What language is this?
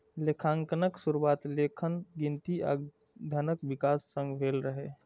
Maithili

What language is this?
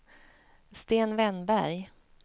Swedish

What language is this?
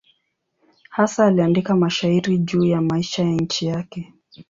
Swahili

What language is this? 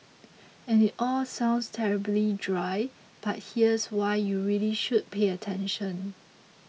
English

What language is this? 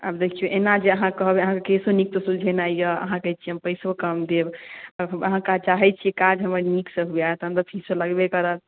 Maithili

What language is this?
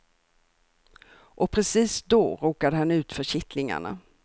Swedish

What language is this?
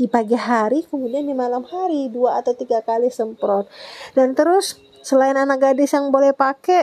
Indonesian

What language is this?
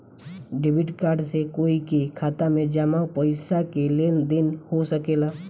Bhojpuri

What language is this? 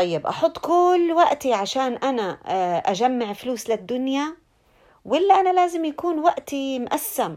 Arabic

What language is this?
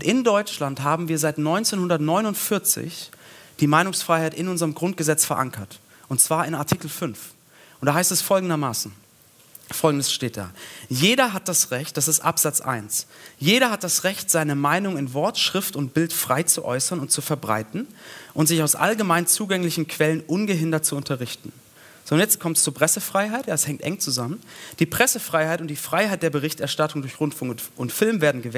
German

